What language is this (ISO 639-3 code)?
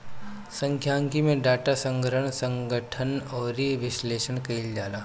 bho